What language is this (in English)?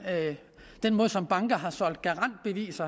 Danish